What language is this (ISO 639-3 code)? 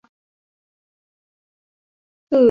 tha